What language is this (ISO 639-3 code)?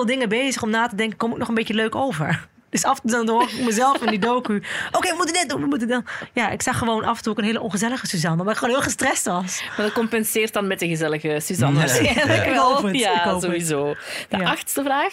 nld